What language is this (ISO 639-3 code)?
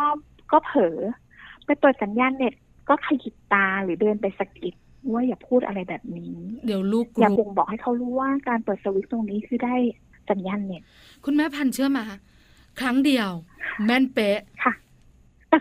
tha